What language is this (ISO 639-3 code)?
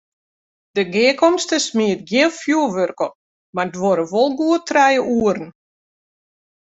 fry